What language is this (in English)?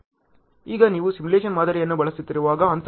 Kannada